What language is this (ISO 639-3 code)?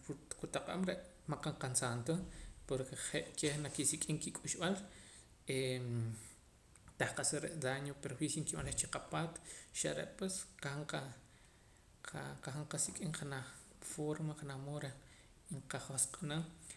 poc